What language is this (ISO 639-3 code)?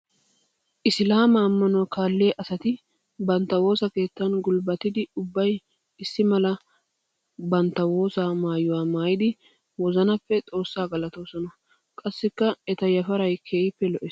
wal